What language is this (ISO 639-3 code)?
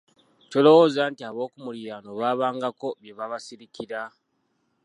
lug